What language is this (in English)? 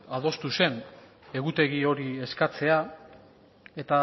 Basque